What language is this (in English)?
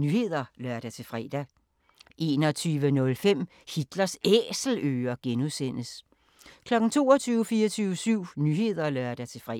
Danish